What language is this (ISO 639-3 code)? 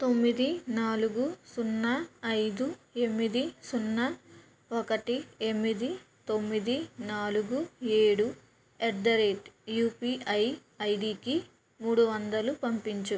tel